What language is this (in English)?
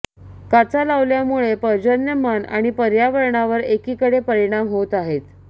Marathi